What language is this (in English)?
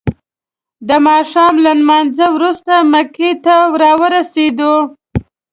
Pashto